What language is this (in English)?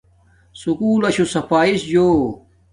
Domaaki